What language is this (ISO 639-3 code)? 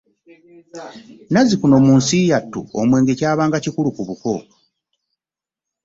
lug